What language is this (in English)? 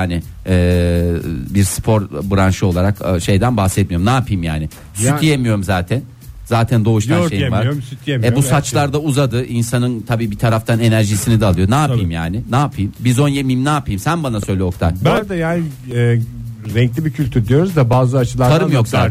Turkish